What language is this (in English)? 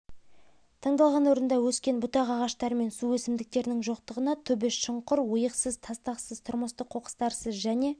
Kazakh